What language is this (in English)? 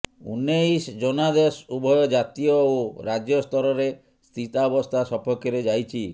Odia